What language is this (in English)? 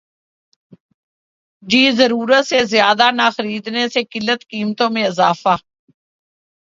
Urdu